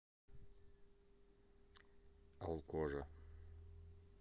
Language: Russian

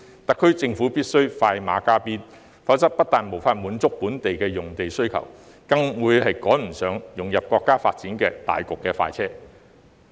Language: Cantonese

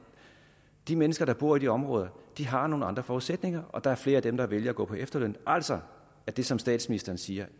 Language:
Danish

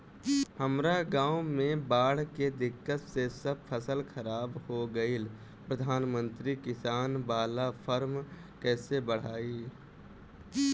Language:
Bhojpuri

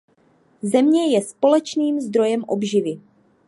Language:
Czech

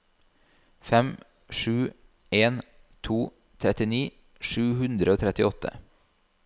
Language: Norwegian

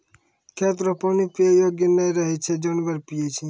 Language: Maithili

